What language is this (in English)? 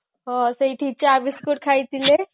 Odia